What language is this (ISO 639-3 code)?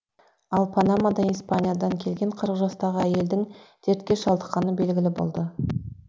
kaz